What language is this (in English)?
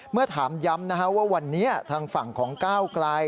Thai